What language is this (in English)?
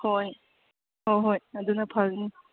Manipuri